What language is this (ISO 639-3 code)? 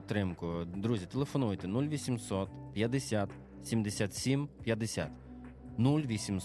ukr